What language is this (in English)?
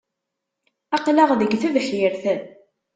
Kabyle